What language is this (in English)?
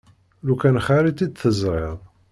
Kabyle